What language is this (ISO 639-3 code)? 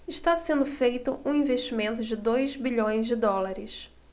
por